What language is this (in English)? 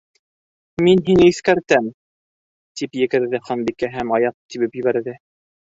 Bashkir